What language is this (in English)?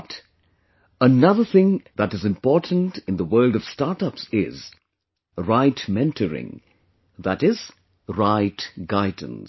English